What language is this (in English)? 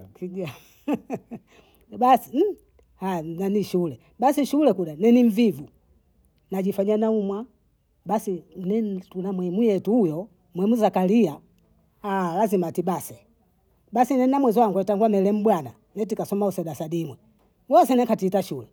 Bondei